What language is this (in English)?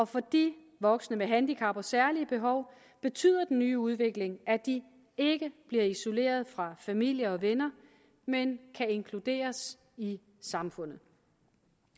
Danish